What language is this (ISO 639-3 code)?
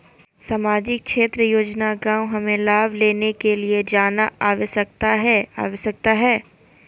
mag